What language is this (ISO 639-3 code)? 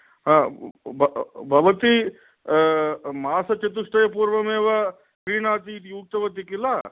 san